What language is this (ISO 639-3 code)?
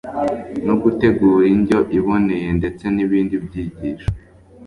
kin